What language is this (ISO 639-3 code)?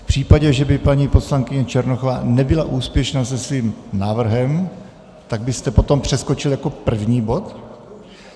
ces